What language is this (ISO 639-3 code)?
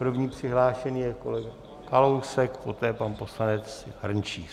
ces